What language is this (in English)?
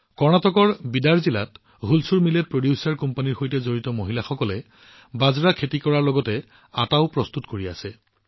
Assamese